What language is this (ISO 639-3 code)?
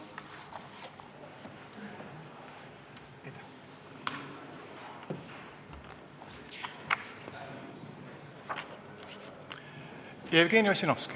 est